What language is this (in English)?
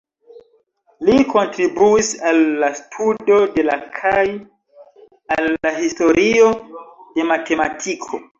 Esperanto